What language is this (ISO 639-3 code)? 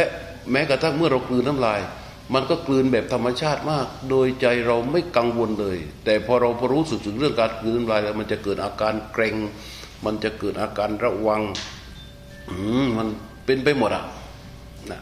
tha